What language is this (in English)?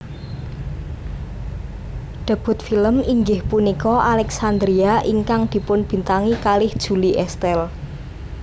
Javanese